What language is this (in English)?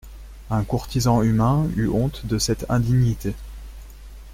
French